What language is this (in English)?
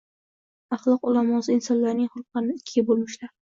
Uzbek